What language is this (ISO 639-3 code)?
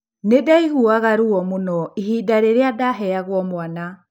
kik